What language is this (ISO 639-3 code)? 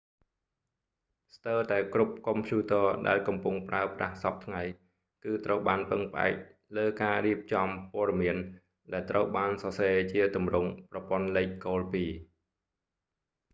khm